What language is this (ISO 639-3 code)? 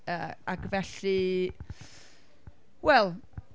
cym